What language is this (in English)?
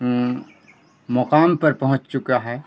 Urdu